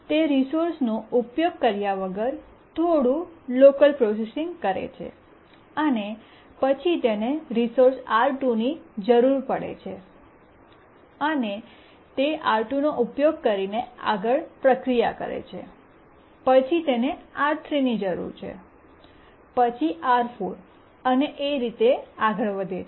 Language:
Gujarati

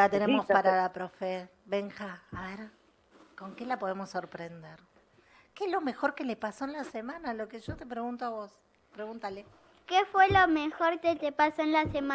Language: Spanish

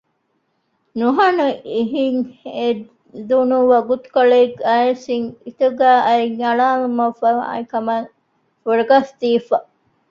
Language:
Divehi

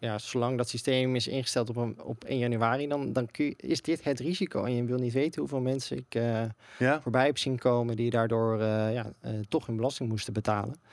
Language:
Dutch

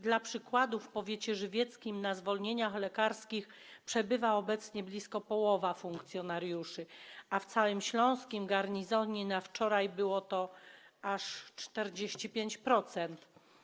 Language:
Polish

